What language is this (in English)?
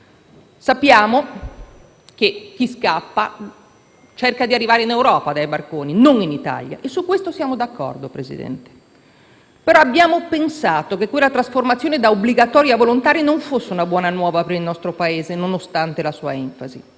Italian